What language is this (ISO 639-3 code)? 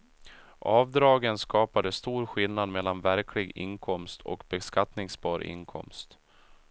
swe